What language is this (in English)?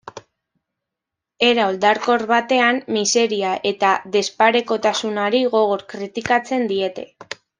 Basque